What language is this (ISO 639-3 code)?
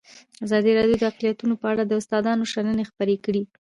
pus